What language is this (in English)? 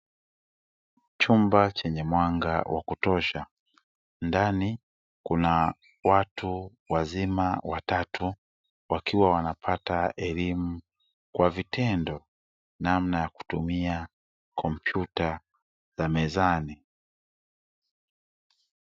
Swahili